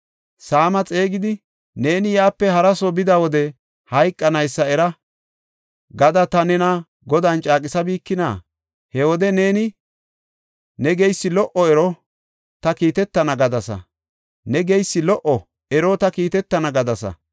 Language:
Gofa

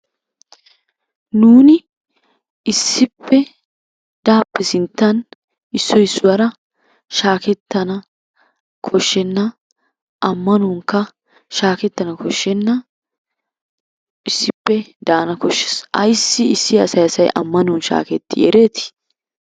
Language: Wolaytta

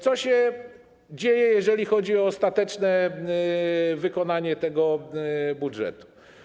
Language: Polish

